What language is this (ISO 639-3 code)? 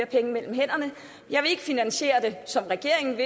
dan